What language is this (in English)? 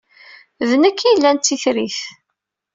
Kabyle